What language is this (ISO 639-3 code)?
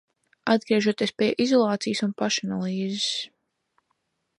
lav